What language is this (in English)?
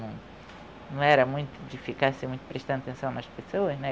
Portuguese